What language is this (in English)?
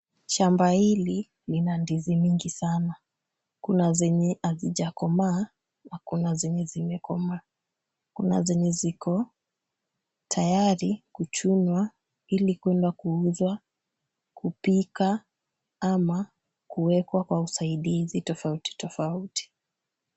Swahili